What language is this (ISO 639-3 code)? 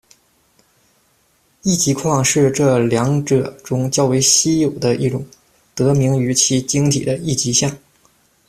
zho